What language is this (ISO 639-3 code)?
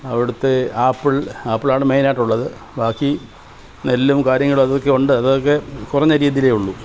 mal